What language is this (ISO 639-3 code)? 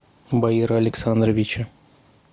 rus